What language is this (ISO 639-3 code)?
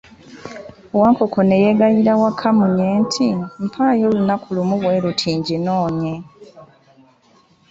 lug